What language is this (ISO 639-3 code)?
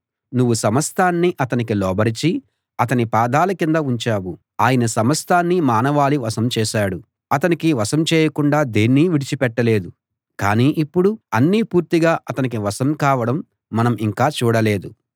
tel